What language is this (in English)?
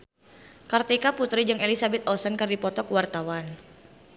Sundanese